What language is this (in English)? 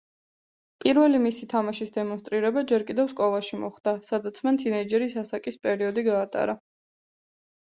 Georgian